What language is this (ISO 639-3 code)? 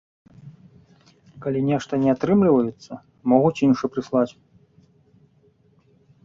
bel